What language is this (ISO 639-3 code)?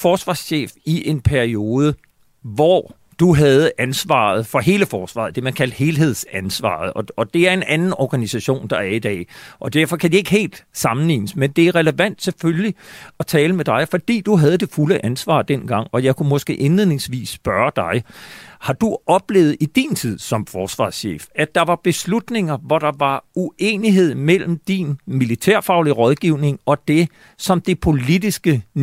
dan